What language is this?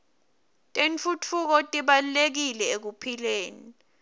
Swati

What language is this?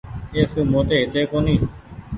Goaria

